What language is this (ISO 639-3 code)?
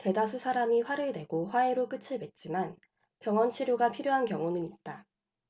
kor